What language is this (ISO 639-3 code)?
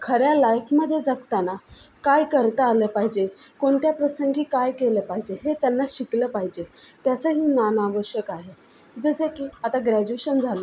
mar